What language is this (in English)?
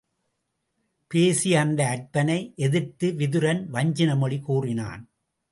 Tamil